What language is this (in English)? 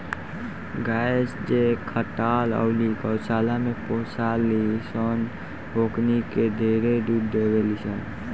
Bhojpuri